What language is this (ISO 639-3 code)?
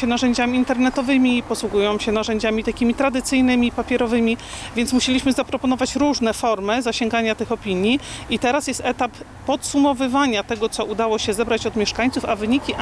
pol